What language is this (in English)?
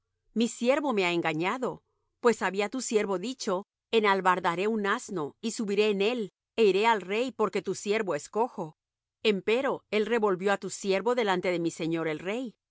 Spanish